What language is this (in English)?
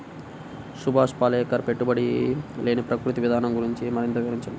Telugu